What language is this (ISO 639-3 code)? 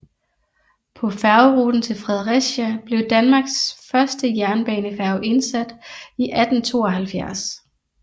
dan